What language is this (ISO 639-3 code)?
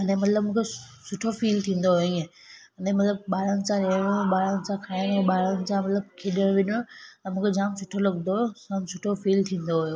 snd